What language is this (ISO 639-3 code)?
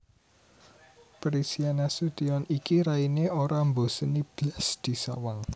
jav